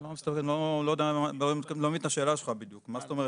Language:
Hebrew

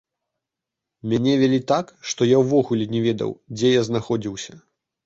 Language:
Belarusian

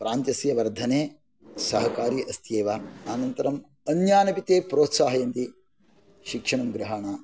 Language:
Sanskrit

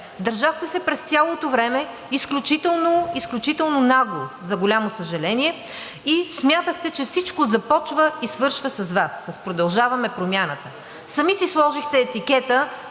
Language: Bulgarian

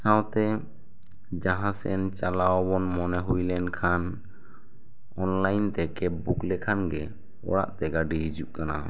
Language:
Santali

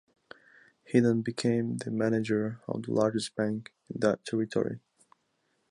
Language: English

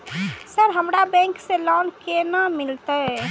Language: Maithili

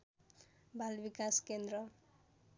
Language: Nepali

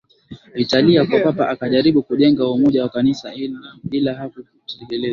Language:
Swahili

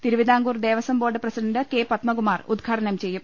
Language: Malayalam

